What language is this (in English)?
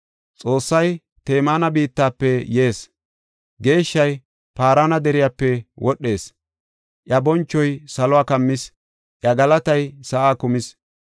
Gofa